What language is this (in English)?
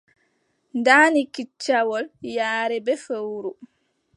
Adamawa Fulfulde